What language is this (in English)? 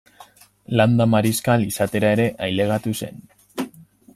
Basque